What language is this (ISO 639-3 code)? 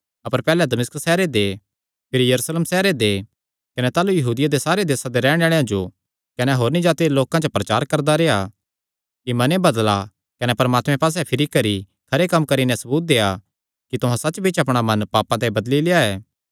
xnr